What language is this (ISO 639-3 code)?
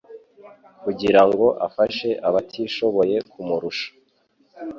kin